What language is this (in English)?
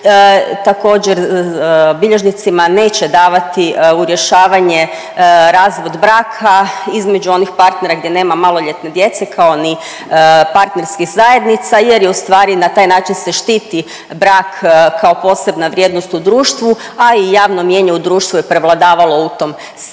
Croatian